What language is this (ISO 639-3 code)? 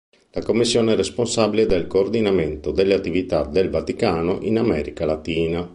ita